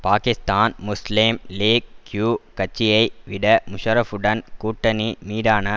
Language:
Tamil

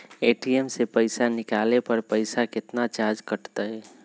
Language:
Magahi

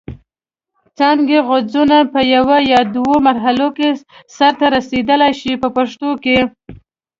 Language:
Pashto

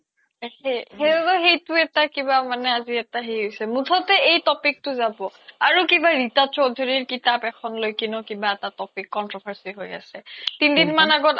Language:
Assamese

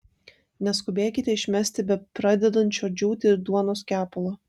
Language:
Lithuanian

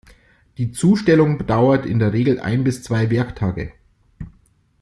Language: German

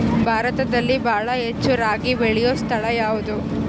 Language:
Kannada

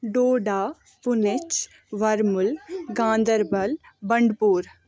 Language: Kashmiri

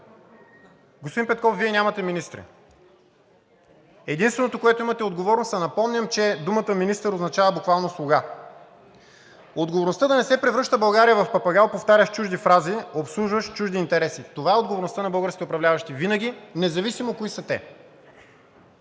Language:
Bulgarian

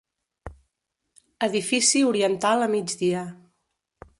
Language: Catalan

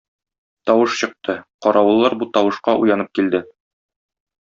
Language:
Tatar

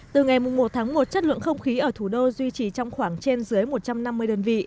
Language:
Vietnamese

